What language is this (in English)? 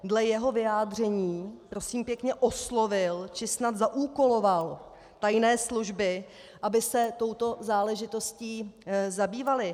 Czech